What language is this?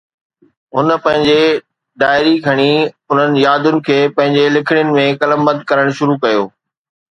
Sindhi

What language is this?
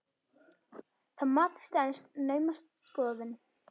Icelandic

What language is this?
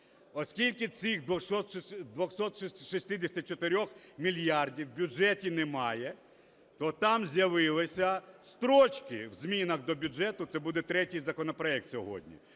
Ukrainian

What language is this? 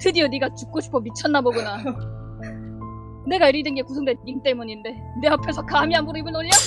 Korean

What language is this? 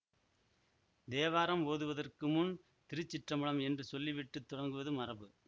Tamil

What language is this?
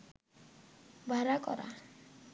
Bangla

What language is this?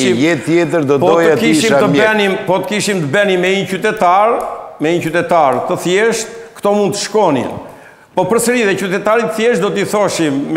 Romanian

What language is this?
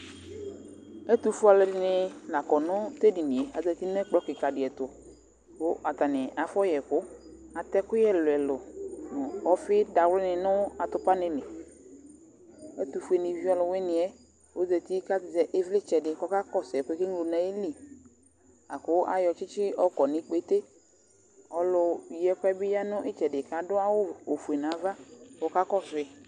Ikposo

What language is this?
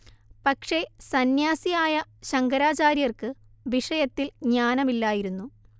Malayalam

